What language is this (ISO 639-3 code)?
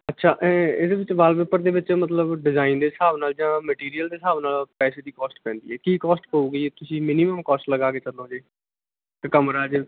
pan